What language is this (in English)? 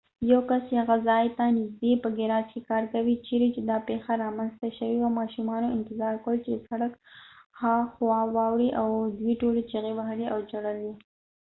Pashto